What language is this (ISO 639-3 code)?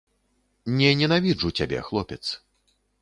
bel